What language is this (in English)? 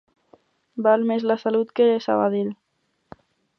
Catalan